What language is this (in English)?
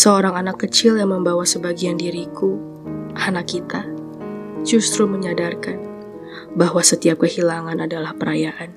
Indonesian